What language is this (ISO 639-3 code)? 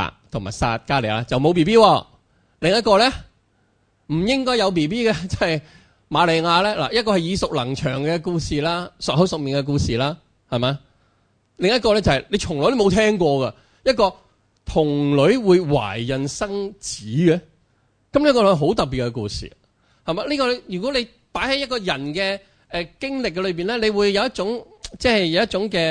zho